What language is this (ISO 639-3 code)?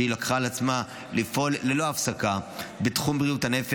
heb